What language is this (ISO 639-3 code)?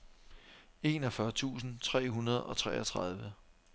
dan